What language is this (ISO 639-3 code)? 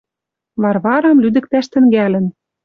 mrj